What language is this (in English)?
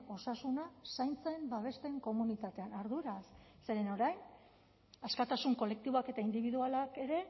Basque